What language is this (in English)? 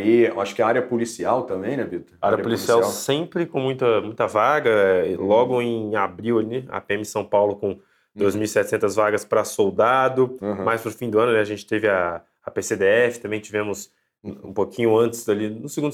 Portuguese